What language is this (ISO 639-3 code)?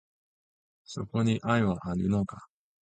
jpn